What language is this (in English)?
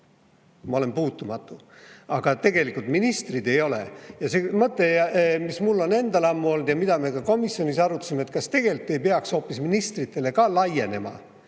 Estonian